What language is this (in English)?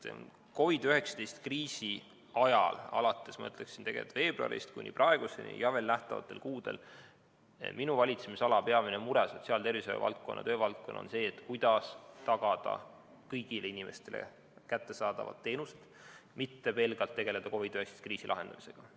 Estonian